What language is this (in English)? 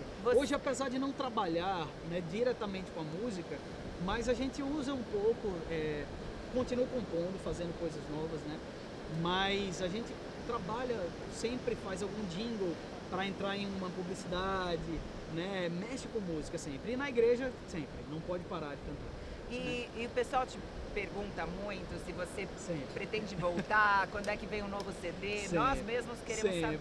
Portuguese